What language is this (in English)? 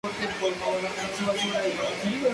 Spanish